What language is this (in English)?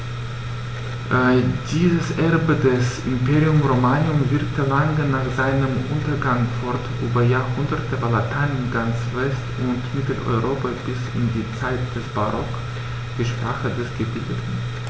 German